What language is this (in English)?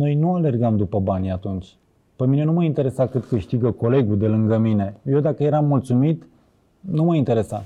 Romanian